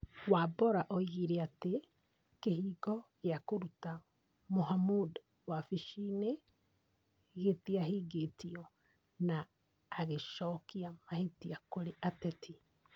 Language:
Kikuyu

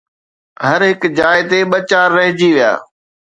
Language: Sindhi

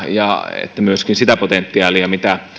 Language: Finnish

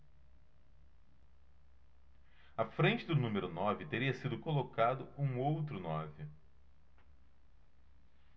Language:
Portuguese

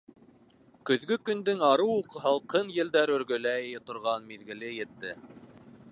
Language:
Bashkir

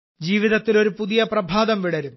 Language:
Malayalam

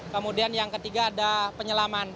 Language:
Indonesian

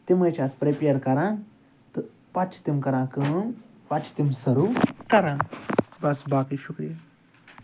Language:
Kashmiri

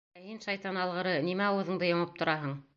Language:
Bashkir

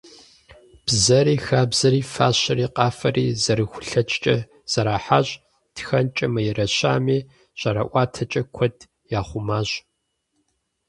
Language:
Kabardian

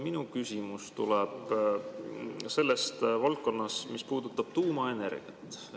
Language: Estonian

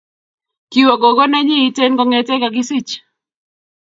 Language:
Kalenjin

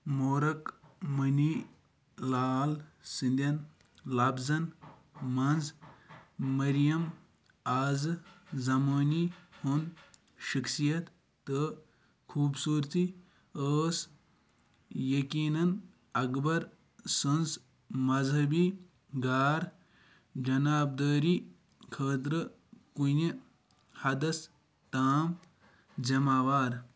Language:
Kashmiri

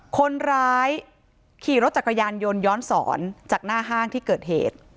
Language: Thai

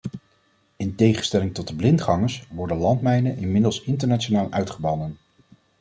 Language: Dutch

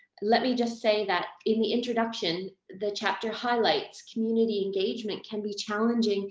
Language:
English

